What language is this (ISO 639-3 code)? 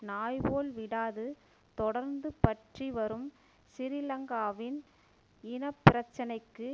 tam